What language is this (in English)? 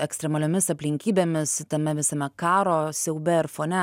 Lithuanian